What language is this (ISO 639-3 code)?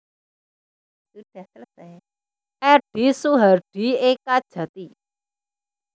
jav